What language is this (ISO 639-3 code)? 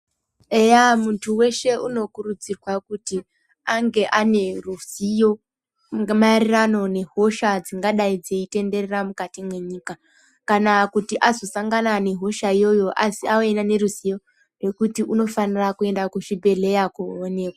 ndc